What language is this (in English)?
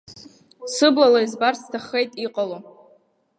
Abkhazian